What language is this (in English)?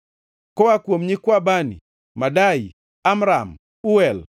Luo (Kenya and Tanzania)